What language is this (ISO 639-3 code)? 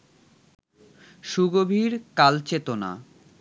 ben